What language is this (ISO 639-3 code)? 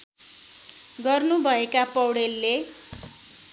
nep